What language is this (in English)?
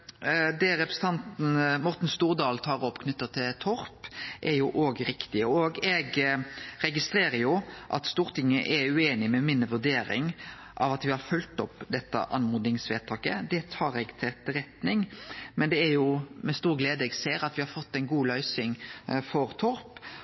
Norwegian Nynorsk